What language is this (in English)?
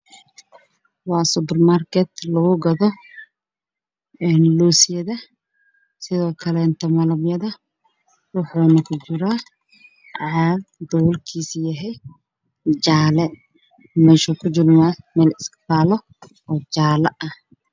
Somali